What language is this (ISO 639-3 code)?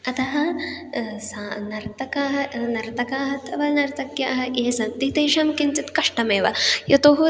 san